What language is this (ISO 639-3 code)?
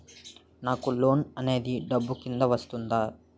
tel